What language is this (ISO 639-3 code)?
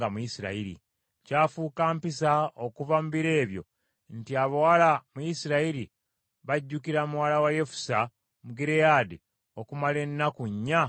lug